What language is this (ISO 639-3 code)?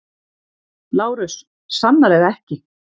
isl